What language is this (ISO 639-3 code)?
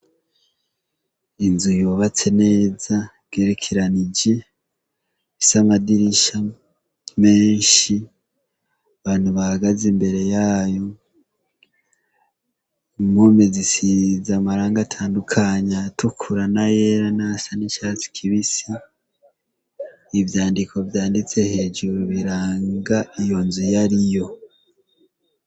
run